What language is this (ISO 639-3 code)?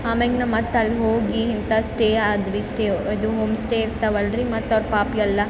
kan